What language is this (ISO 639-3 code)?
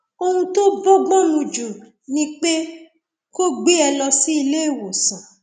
yor